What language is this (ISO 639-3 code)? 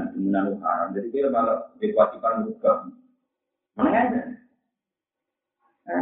ind